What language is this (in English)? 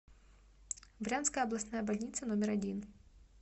Russian